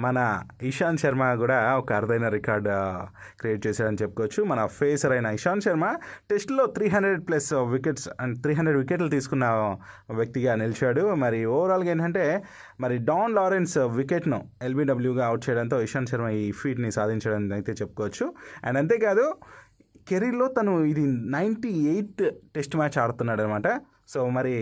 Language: Telugu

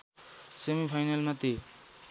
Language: Nepali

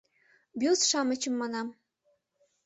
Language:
Mari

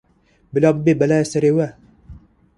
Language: Kurdish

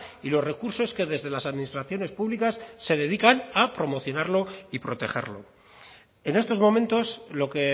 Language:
Spanish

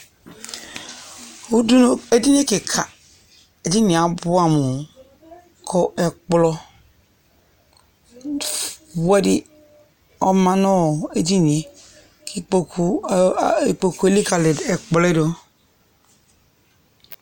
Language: Ikposo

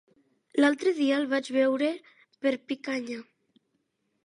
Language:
Catalan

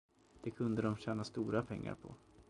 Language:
Swedish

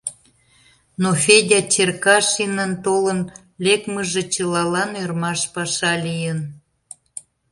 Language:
Mari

